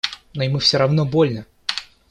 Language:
Russian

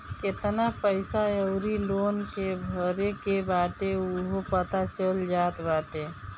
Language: Bhojpuri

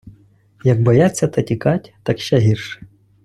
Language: Ukrainian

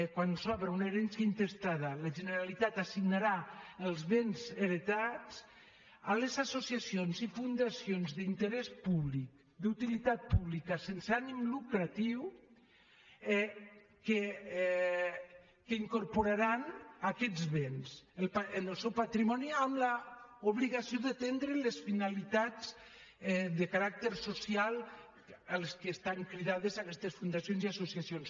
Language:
Catalan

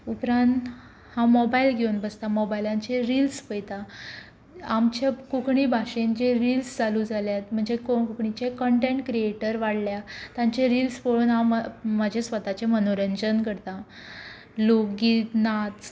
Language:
Konkani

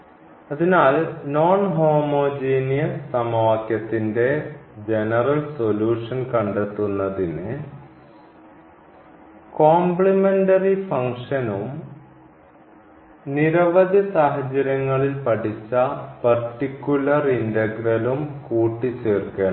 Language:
Malayalam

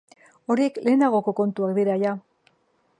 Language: Basque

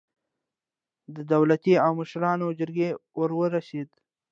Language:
Pashto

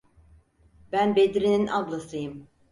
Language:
Turkish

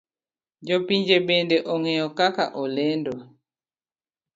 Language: Luo (Kenya and Tanzania)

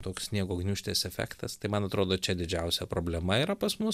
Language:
Lithuanian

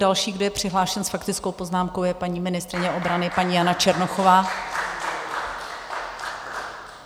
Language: Czech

